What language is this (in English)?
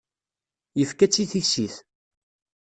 Kabyle